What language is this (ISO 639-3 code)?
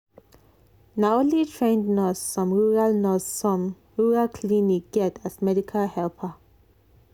pcm